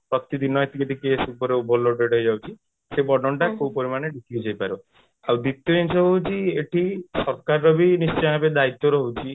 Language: Odia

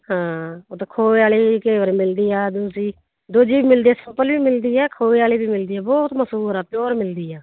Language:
Punjabi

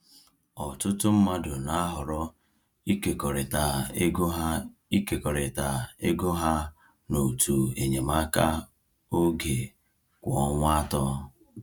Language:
Igbo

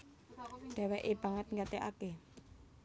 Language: Javanese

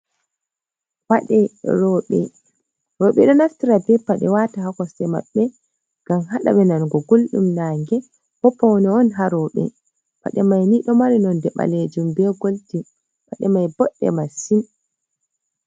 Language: Fula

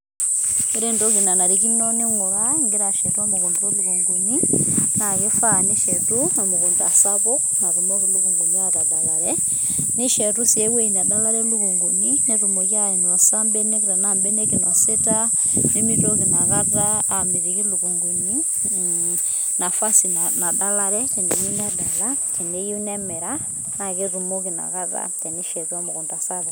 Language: Masai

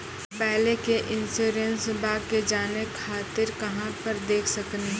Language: Maithili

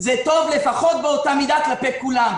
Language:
Hebrew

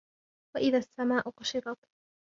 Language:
Arabic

